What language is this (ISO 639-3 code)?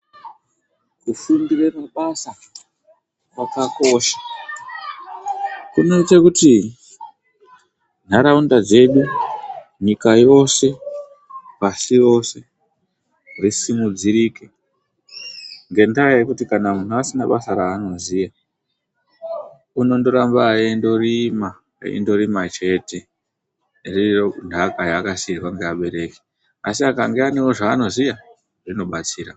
ndc